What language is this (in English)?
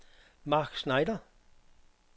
Danish